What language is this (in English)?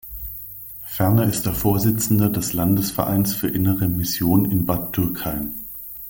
German